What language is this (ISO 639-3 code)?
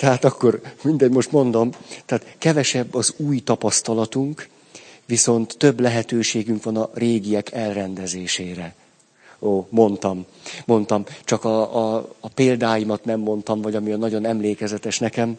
hun